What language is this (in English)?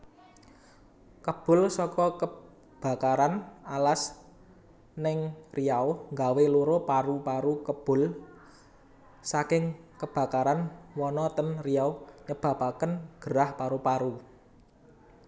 Javanese